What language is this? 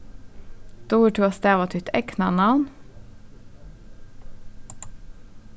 Faroese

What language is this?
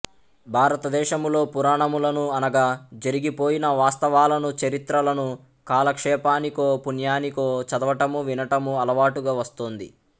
Telugu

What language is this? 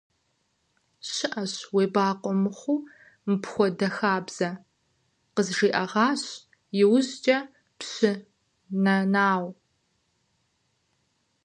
Kabardian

